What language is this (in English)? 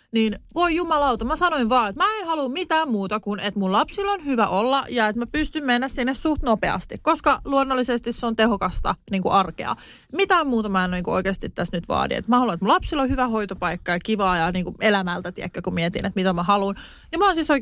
Finnish